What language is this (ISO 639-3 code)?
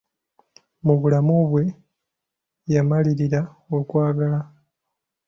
lug